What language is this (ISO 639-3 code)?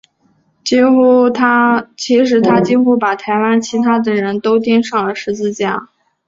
zho